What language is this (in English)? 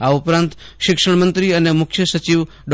Gujarati